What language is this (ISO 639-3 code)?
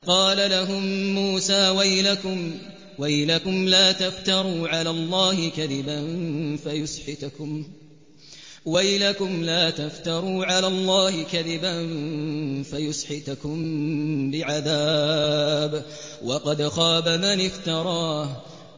ara